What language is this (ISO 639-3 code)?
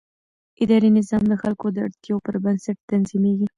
pus